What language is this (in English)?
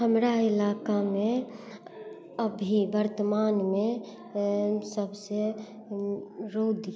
Maithili